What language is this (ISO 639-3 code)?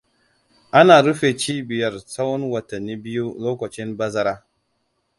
hau